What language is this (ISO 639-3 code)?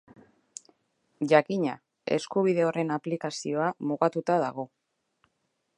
eus